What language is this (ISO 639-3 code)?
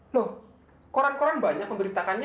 ind